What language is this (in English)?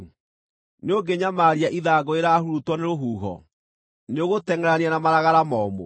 Kikuyu